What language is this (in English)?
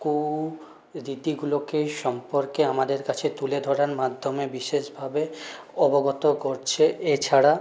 Bangla